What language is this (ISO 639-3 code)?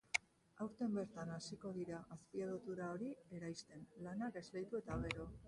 eus